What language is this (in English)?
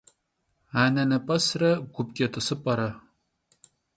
Kabardian